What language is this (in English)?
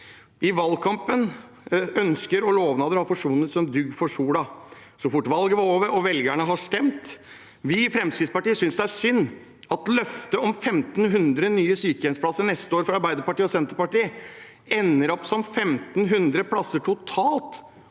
Norwegian